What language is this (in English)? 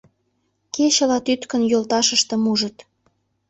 Mari